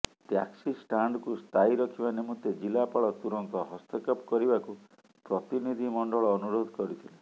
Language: Odia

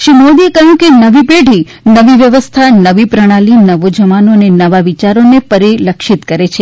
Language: Gujarati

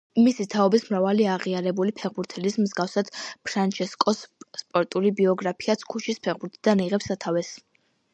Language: Georgian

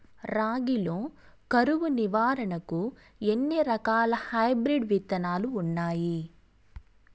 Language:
Telugu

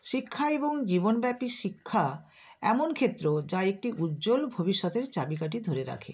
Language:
Bangla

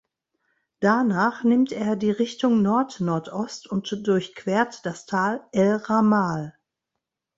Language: German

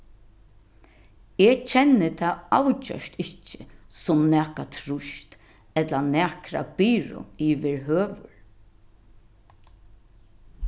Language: Faroese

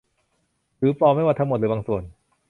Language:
Thai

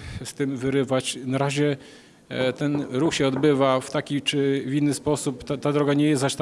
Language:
Polish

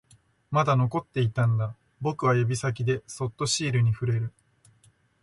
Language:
Japanese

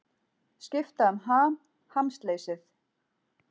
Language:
Icelandic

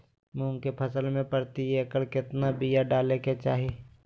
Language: Magahi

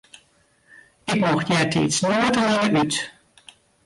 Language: Western Frisian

